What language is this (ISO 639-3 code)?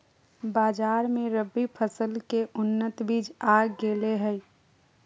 mag